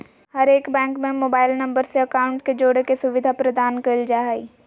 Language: Magahi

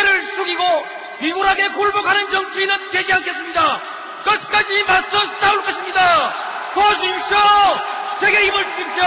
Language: Korean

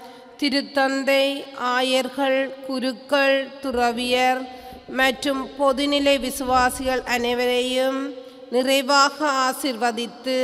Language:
Indonesian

